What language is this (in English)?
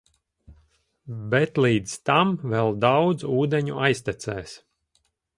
Latvian